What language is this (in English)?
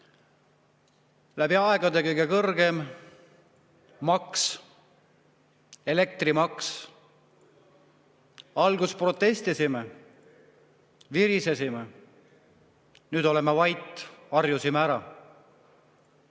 Estonian